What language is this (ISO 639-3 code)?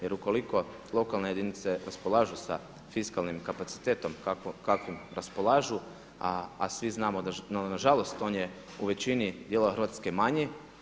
hrv